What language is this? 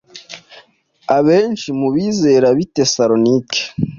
Kinyarwanda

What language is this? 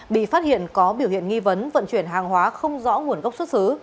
Vietnamese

